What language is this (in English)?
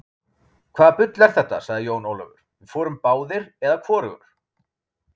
Icelandic